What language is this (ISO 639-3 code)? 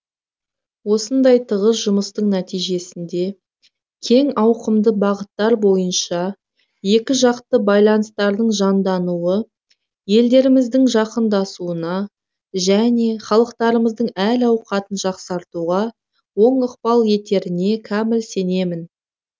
kaz